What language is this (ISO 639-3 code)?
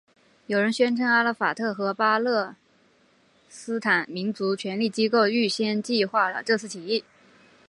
zho